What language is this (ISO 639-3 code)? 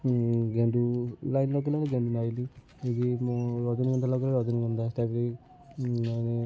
ori